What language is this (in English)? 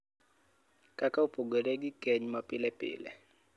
Luo (Kenya and Tanzania)